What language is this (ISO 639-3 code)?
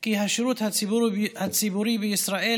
heb